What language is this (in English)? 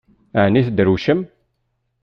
Kabyle